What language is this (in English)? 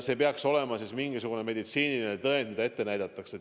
Estonian